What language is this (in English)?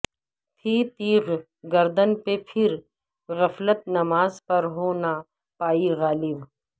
Urdu